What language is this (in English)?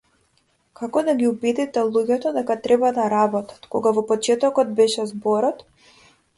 Macedonian